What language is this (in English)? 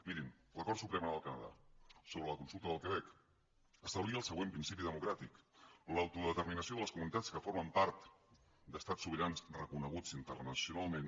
Catalan